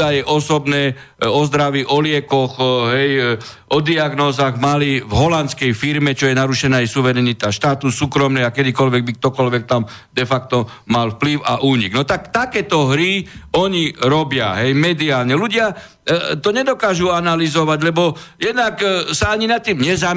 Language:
Slovak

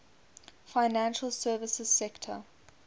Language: English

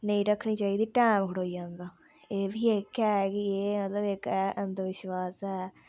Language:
Dogri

